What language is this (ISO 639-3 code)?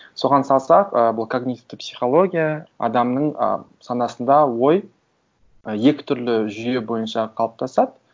kaz